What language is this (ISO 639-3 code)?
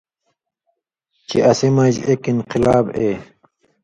mvy